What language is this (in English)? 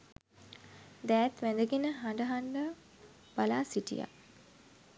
Sinhala